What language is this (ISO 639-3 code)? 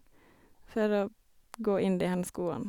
nor